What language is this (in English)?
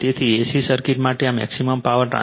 Gujarati